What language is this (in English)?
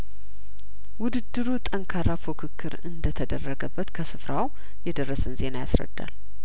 Amharic